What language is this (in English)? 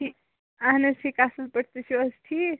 Kashmiri